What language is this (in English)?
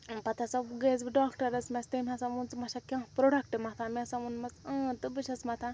Kashmiri